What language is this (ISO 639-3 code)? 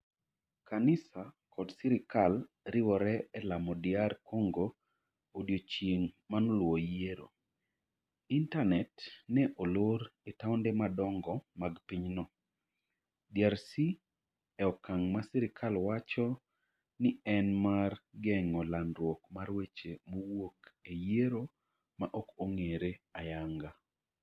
luo